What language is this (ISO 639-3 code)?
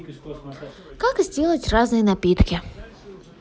rus